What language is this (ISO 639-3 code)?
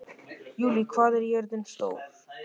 isl